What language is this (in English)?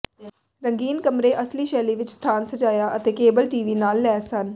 Punjabi